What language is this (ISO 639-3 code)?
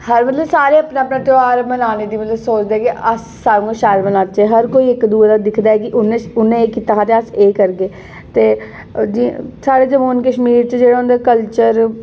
doi